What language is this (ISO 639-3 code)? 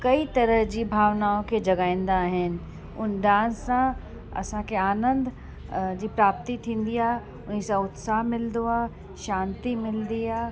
snd